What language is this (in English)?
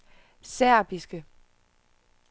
Danish